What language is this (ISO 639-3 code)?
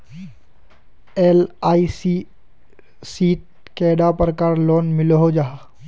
mag